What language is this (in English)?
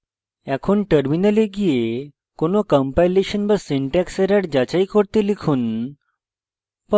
Bangla